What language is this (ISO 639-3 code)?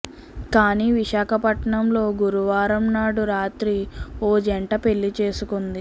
tel